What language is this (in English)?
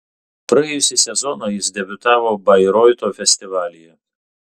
Lithuanian